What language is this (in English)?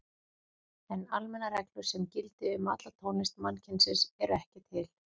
Icelandic